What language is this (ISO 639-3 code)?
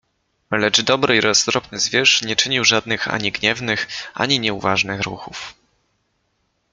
pol